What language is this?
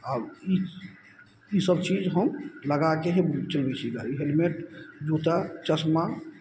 Maithili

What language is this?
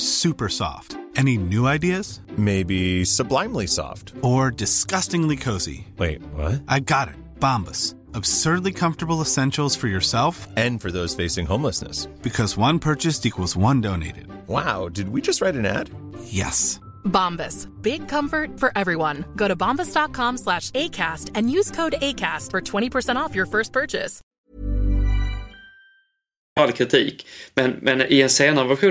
Swedish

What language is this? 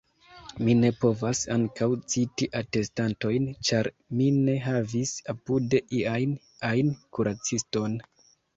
Esperanto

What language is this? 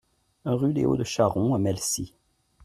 French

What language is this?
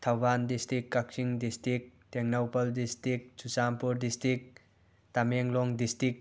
Manipuri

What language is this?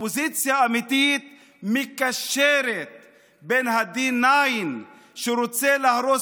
Hebrew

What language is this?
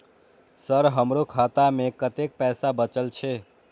Maithili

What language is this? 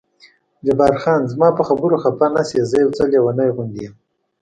Pashto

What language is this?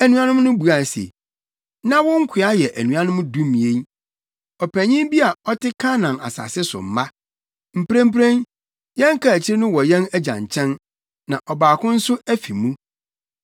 Akan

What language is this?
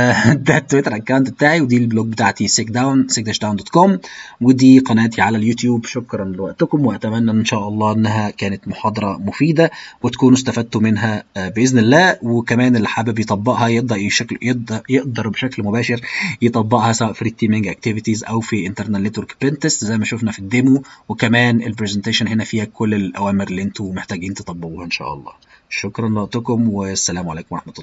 Arabic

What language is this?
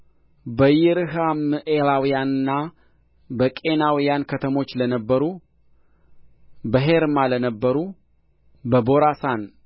Amharic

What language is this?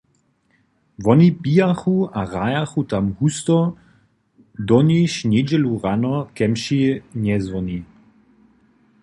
Upper Sorbian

